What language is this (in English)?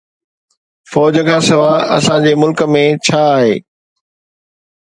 Sindhi